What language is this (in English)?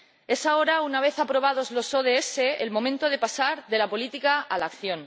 Spanish